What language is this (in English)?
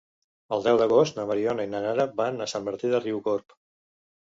Catalan